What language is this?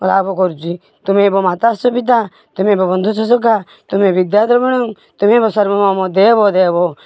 Odia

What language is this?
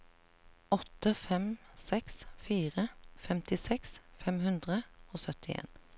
Norwegian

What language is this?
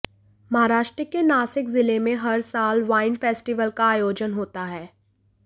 Hindi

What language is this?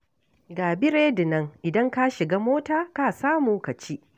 Hausa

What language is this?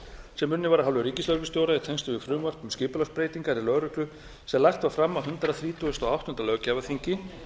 Icelandic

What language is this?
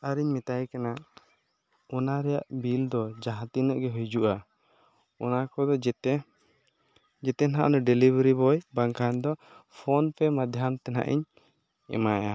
Santali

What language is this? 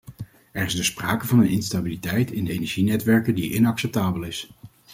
Dutch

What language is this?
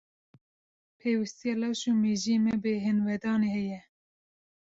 Kurdish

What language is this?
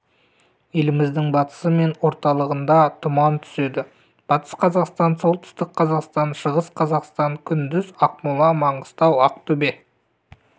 Kazakh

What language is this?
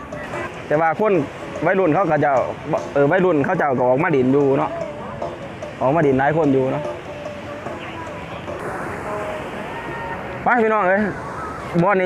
Thai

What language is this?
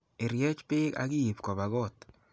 Kalenjin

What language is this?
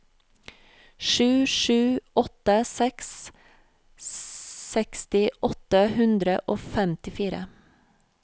Norwegian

